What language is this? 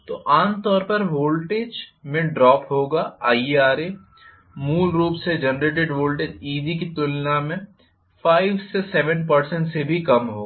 Hindi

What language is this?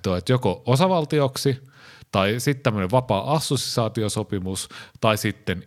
Finnish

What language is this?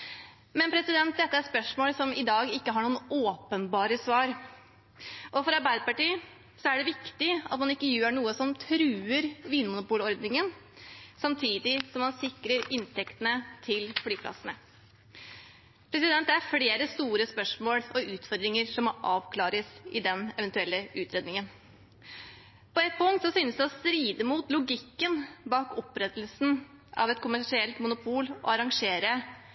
Norwegian Bokmål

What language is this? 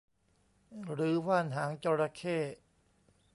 Thai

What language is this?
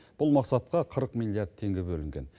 Kazakh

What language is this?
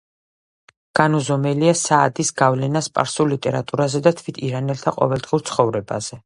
Georgian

